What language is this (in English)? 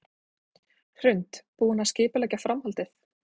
Icelandic